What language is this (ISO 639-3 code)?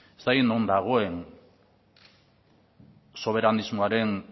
eus